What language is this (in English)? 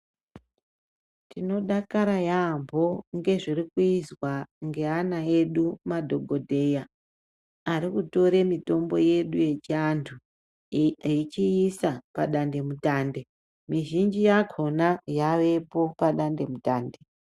Ndau